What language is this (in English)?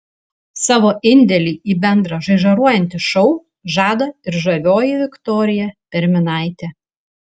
Lithuanian